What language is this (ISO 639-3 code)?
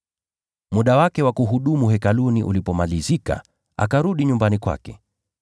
swa